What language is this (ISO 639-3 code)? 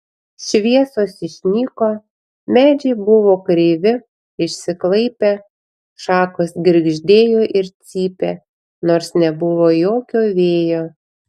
lit